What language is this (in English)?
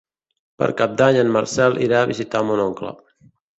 Catalan